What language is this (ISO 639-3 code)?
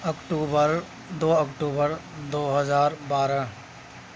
urd